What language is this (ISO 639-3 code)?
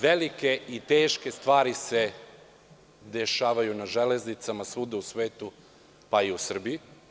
srp